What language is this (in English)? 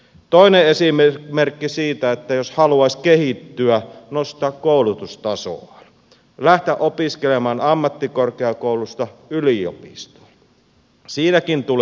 Finnish